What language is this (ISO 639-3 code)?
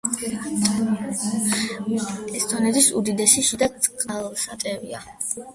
kat